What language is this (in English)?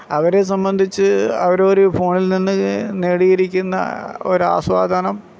Malayalam